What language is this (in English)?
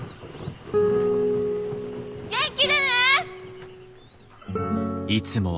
Japanese